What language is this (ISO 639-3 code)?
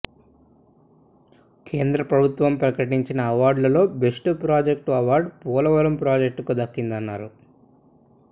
tel